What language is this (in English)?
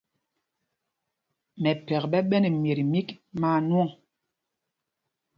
Mpumpong